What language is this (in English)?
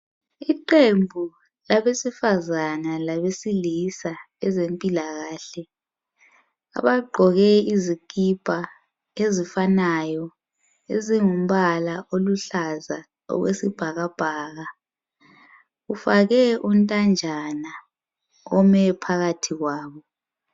North Ndebele